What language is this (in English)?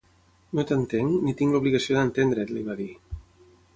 Catalan